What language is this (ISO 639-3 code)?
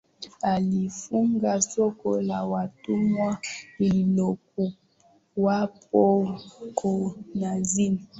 swa